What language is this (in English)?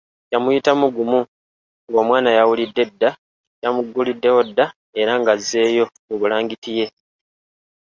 Ganda